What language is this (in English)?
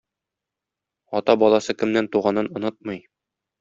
Tatar